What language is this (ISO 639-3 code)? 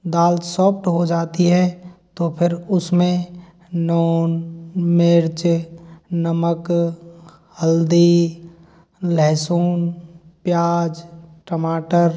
hin